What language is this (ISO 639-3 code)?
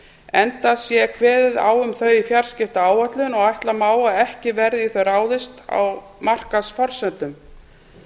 isl